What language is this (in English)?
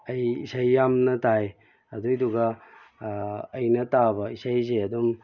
Manipuri